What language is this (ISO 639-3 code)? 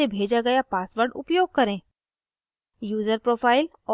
hin